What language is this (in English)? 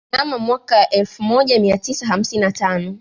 Swahili